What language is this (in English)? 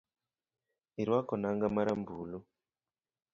Luo (Kenya and Tanzania)